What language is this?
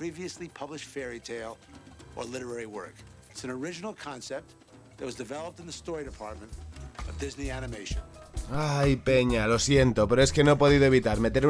Spanish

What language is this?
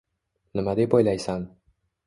Uzbek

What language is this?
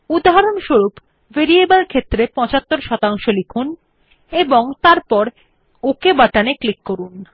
Bangla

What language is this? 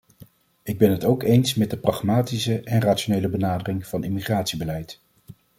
Dutch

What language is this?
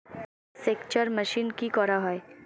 Bangla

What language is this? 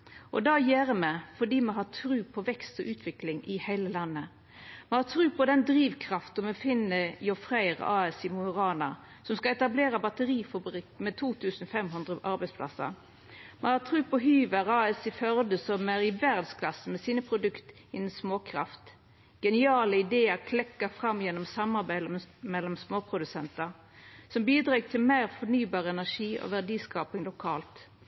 Norwegian Nynorsk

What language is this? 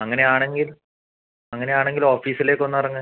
Malayalam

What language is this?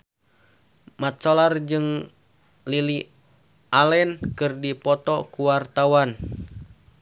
Sundanese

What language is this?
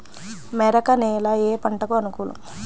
Telugu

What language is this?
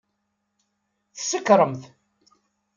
Kabyle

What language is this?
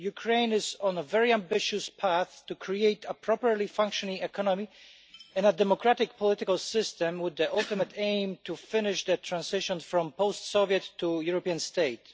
English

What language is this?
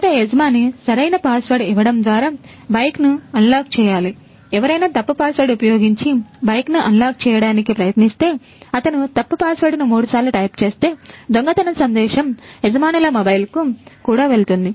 Telugu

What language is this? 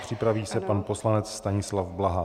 Czech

